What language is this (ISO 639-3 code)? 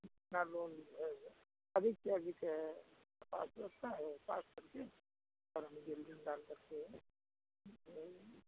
hin